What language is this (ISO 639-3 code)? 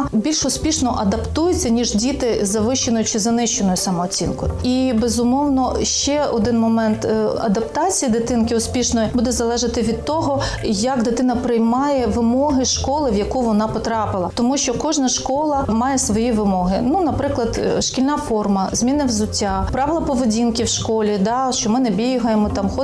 ukr